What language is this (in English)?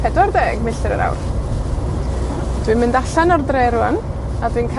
Welsh